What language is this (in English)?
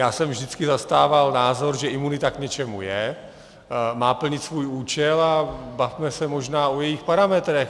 Czech